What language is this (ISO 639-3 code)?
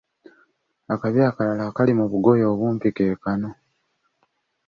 lug